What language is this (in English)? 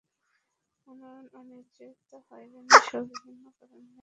Bangla